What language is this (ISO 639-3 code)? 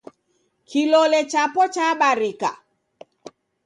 dav